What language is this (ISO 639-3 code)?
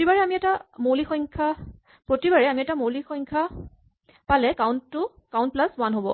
asm